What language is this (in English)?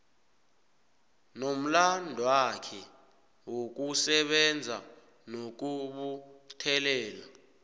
South Ndebele